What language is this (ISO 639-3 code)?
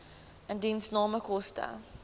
afr